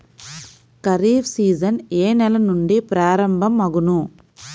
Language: Telugu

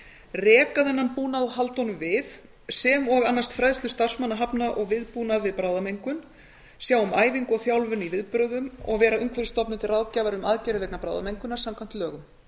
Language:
Icelandic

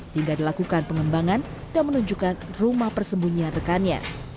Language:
Indonesian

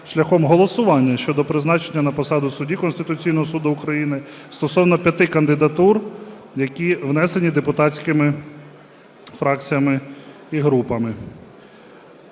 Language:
Ukrainian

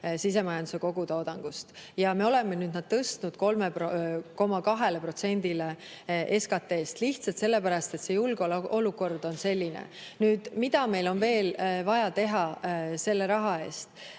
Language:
Estonian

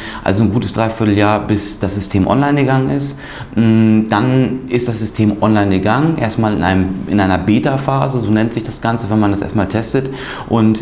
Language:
German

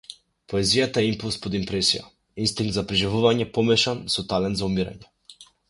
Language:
Macedonian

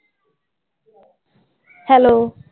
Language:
Punjabi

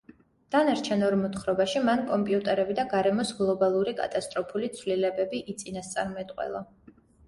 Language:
Georgian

